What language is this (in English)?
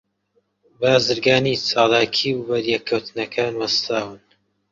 Central Kurdish